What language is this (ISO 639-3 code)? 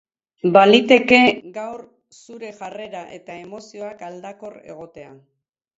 eus